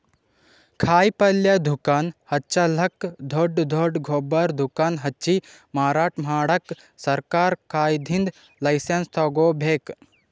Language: Kannada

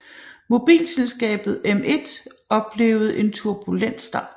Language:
Danish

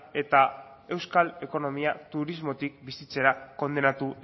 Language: Basque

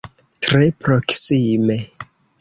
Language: Esperanto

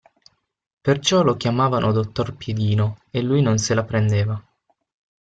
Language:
Italian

